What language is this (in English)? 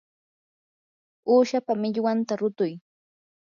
Yanahuanca Pasco Quechua